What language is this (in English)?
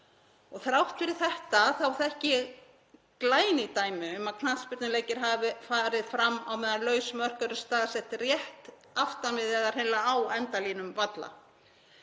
Icelandic